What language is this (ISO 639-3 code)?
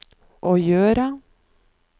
nor